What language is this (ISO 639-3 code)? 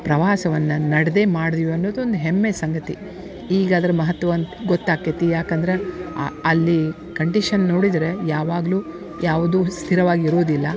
kan